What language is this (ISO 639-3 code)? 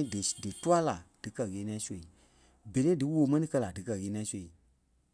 kpe